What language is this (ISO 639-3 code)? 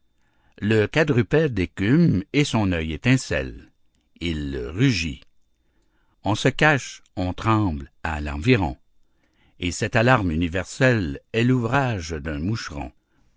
fra